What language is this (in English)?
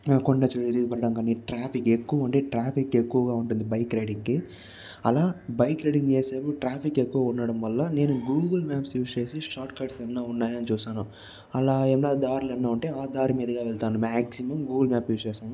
Telugu